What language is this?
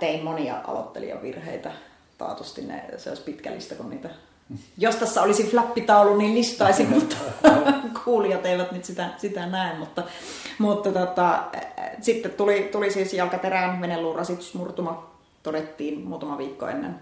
Finnish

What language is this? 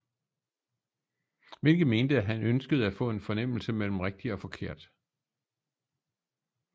Danish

